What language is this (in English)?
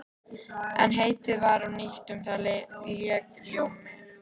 Icelandic